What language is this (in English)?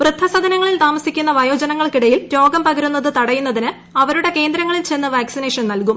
Malayalam